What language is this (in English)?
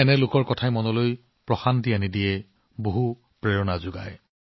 Assamese